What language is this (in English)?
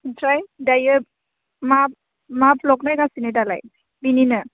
Bodo